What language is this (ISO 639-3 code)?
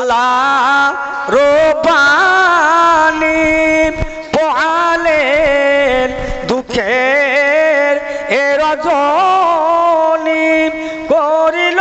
hin